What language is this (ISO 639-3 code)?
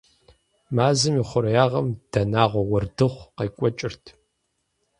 kbd